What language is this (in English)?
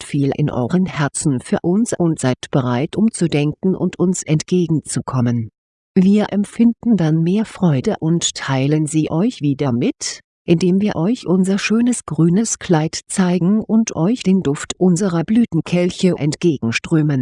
German